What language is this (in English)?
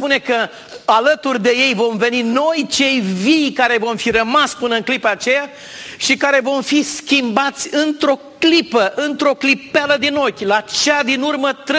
Romanian